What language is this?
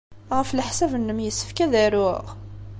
Kabyle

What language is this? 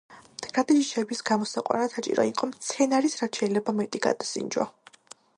Georgian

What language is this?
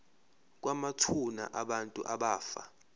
Zulu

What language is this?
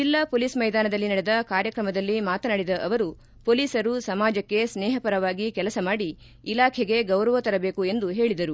Kannada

